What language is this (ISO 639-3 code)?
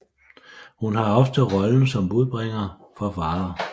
dan